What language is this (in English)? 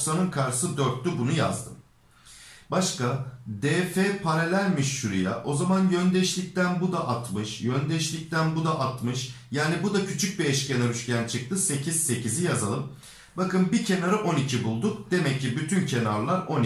Turkish